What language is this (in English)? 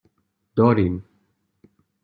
Persian